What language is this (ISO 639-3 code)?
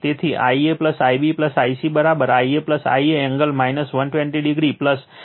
guj